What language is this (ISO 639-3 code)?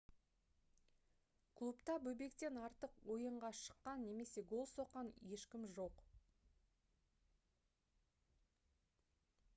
kaz